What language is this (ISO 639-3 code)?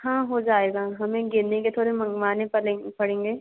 hin